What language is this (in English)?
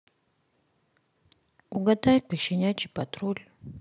Russian